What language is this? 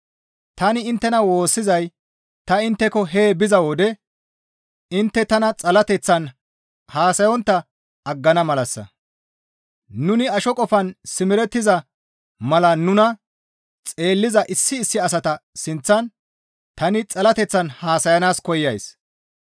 Gamo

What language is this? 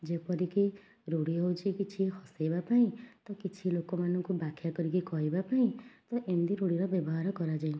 Odia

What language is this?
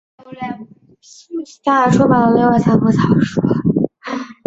Chinese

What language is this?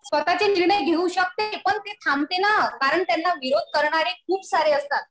Marathi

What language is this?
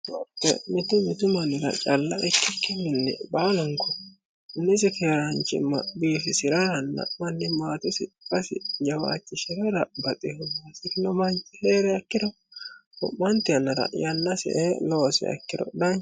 Sidamo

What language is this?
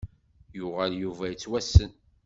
Kabyle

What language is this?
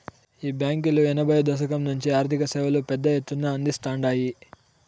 Telugu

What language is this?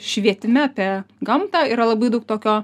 Lithuanian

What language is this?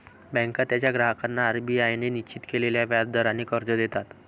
Marathi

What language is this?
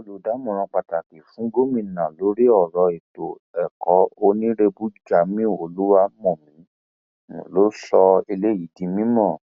Yoruba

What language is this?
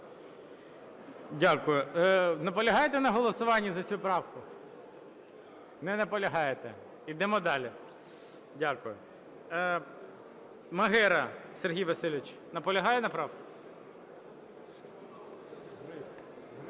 Ukrainian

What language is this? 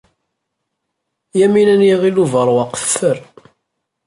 Kabyle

